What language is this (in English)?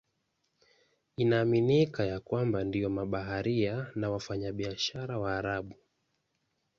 Swahili